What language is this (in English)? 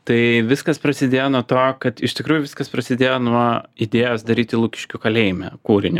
Lithuanian